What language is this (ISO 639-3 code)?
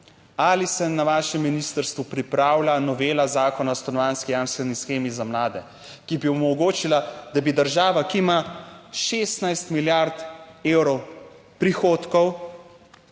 slv